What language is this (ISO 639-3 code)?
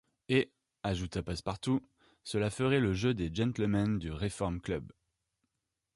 fra